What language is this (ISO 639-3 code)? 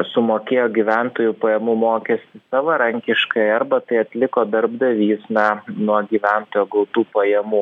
lit